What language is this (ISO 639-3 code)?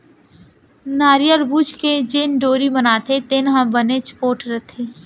hne